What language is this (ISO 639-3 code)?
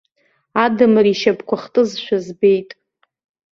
abk